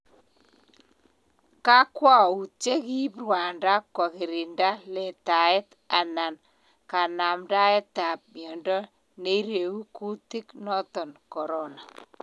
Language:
Kalenjin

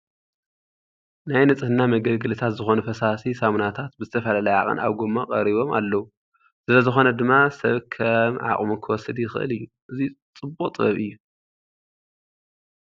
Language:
Tigrinya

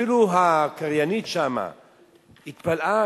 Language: Hebrew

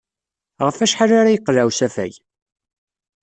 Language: Kabyle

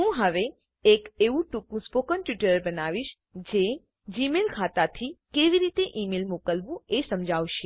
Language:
Gujarati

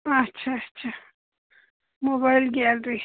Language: Kashmiri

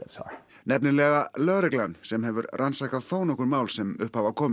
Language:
Icelandic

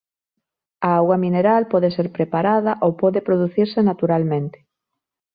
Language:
Galician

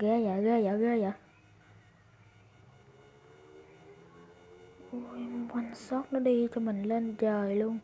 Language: Vietnamese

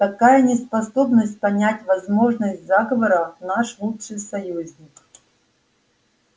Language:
Russian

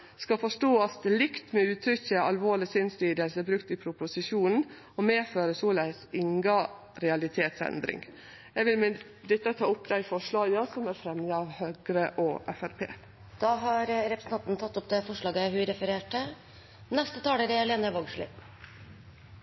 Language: Norwegian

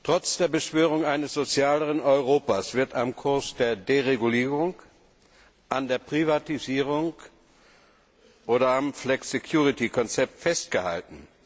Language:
German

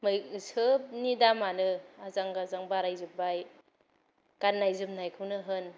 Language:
Bodo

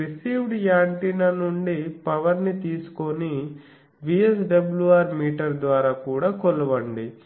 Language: Telugu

